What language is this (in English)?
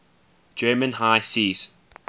English